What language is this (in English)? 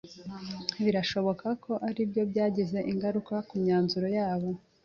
Kinyarwanda